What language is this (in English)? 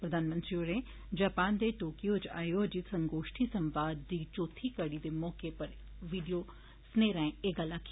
Dogri